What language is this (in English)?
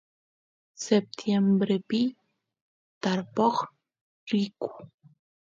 Santiago del Estero Quichua